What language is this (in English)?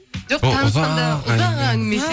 Kazakh